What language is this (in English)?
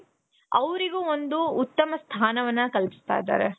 Kannada